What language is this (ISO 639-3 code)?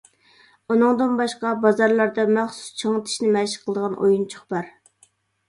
uig